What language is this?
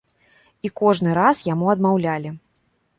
Belarusian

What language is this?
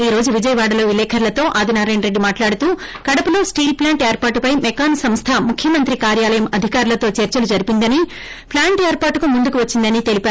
Telugu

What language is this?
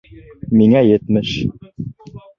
Bashkir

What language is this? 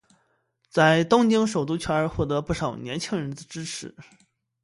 Chinese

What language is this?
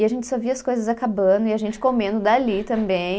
Portuguese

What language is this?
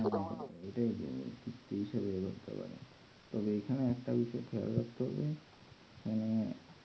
Bangla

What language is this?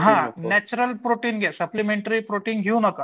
Marathi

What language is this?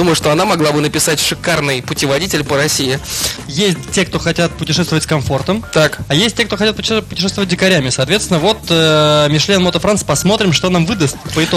Russian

